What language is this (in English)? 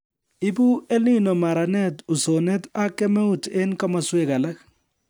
Kalenjin